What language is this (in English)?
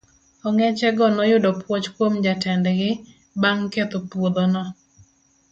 Luo (Kenya and Tanzania)